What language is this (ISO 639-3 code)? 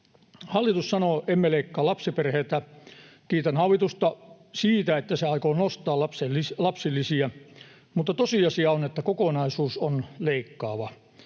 fin